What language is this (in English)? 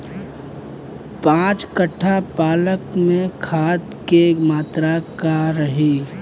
Bhojpuri